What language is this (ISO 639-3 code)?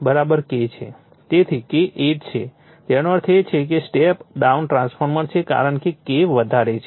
guj